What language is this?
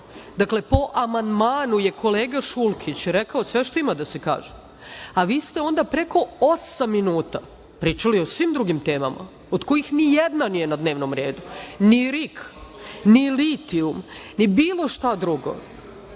Serbian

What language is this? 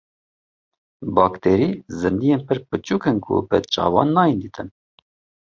Kurdish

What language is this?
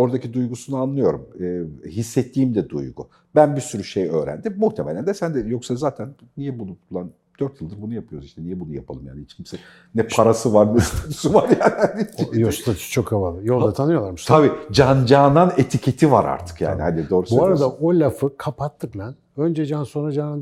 Turkish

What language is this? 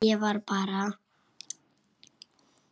Icelandic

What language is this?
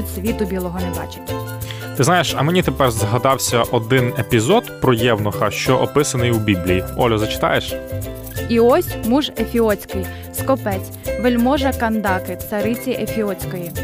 Ukrainian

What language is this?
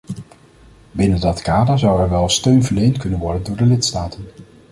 Dutch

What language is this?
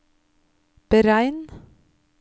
Norwegian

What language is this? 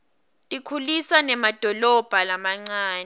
Swati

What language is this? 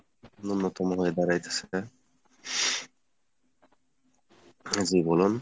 Bangla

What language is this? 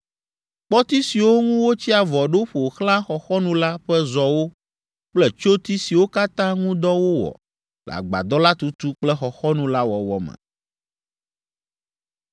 Ewe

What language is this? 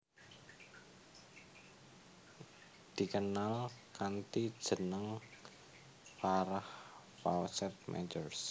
Javanese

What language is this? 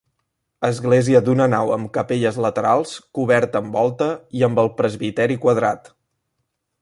Catalan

